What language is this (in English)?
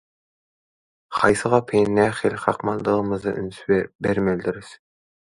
Turkmen